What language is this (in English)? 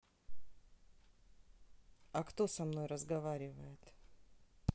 Russian